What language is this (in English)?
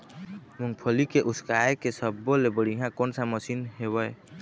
Chhattisgarhi